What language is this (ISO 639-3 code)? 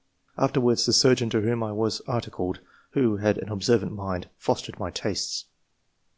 eng